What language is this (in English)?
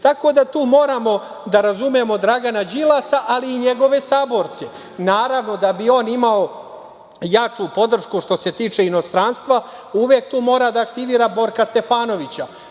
Serbian